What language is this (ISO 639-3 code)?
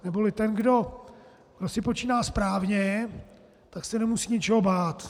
ces